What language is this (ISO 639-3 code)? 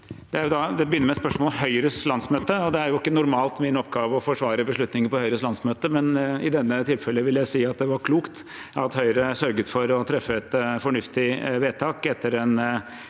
nor